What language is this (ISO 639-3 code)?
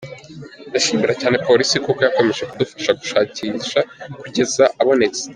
kin